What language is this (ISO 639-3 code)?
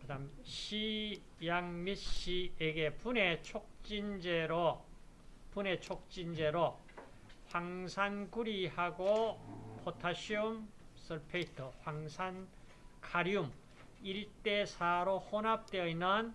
kor